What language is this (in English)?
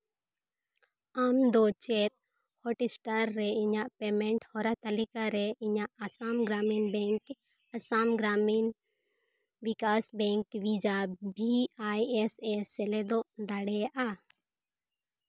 Santali